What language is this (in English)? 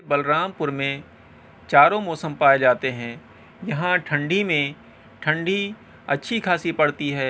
Urdu